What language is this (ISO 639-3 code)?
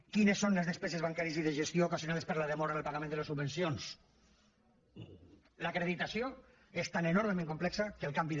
cat